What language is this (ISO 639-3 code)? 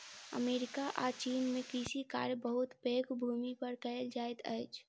mai